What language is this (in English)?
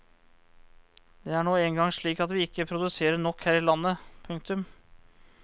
Norwegian